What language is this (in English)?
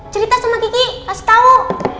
Indonesian